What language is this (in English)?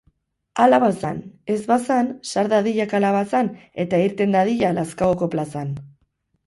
Basque